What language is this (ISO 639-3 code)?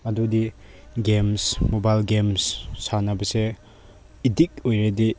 mni